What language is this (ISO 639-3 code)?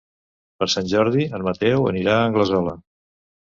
cat